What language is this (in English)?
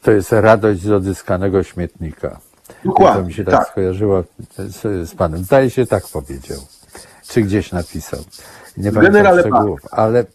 Polish